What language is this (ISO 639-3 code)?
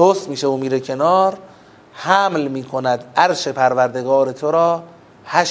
fas